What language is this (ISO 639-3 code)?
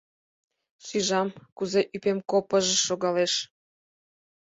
chm